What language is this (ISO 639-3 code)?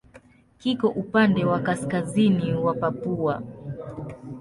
swa